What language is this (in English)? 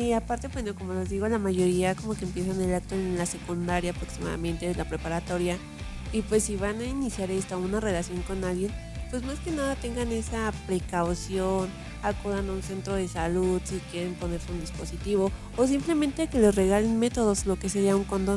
Spanish